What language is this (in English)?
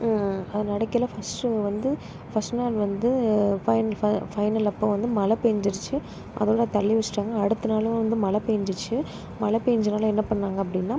Tamil